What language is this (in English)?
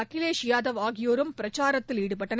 Tamil